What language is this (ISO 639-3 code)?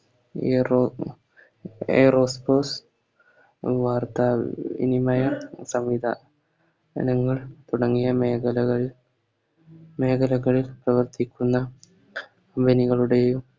mal